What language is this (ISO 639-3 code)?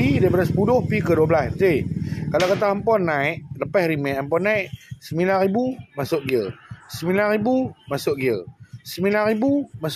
msa